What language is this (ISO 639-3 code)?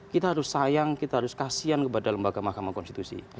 ind